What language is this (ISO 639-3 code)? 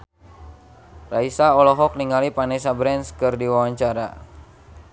sun